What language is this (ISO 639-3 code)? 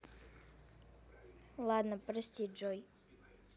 rus